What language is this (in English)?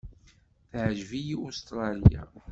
Kabyle